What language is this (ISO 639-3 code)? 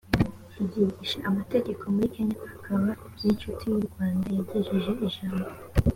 kin